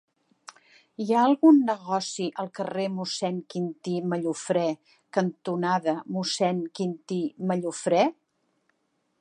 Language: Catalan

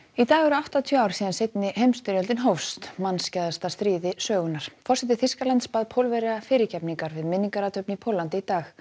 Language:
Icelandic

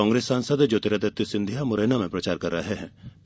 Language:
Hindi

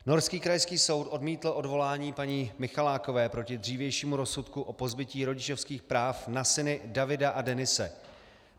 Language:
Czech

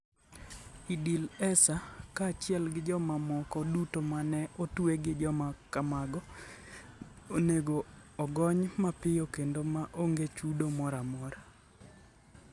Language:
Luo (Kenya and Tanzania)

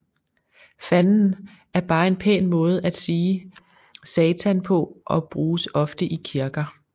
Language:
Danish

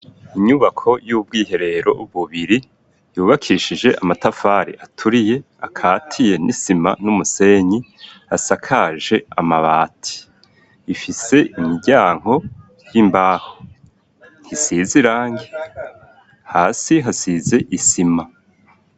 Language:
Rundi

